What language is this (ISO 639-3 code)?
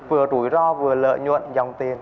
vie